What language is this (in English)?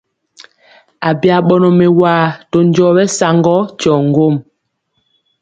Mpiemo